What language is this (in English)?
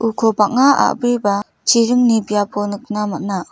Garo